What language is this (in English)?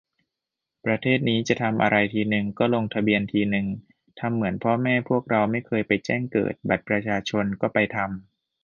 Thai